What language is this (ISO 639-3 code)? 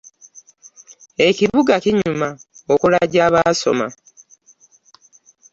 lug